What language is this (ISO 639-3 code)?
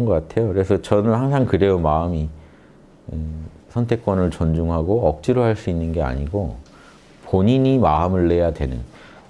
kor